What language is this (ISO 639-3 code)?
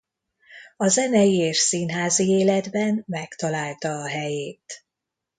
hun